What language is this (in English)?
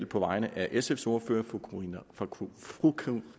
Danish